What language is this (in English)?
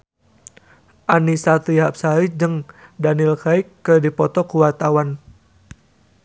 Sundanese